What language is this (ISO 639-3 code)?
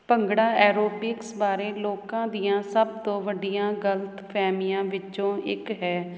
pan